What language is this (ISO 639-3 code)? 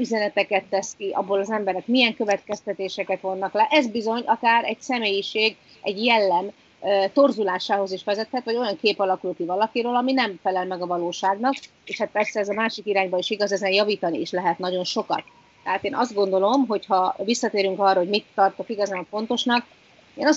hun